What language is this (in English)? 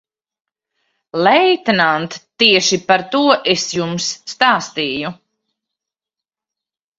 Latvian